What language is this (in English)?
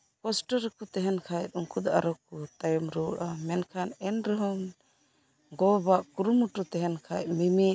Santali